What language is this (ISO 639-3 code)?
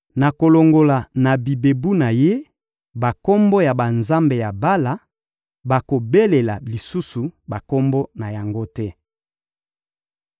lin